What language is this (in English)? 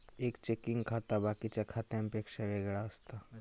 Marathi